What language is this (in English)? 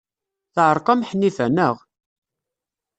Kabyle